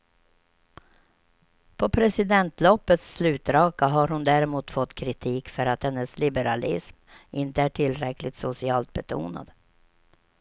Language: Swedish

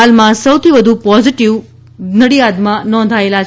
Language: Gujarati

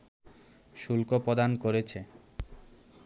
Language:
Bangla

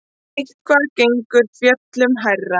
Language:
Icelandic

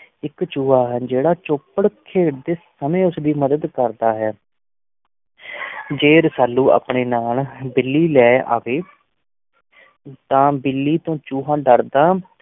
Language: Punjabi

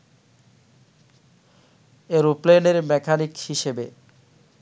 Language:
Bangla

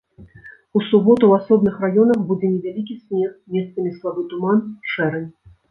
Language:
Belarusian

